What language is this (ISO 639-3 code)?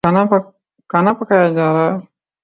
urd